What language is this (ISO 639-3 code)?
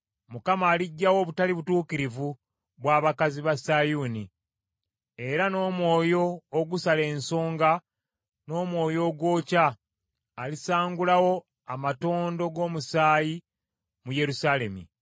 lug